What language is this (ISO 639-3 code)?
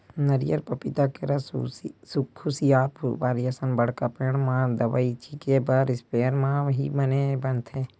hne